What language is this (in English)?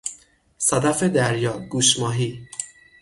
Persian